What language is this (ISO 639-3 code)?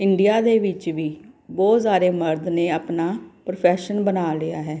pan